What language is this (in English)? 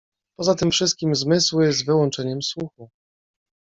Polish